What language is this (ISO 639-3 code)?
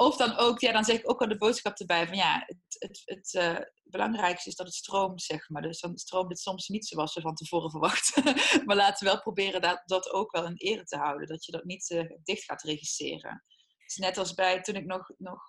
nld